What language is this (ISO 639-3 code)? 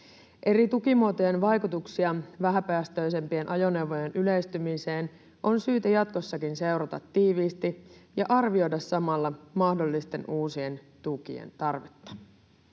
fin